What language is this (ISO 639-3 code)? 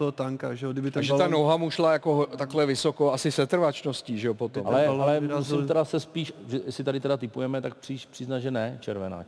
ces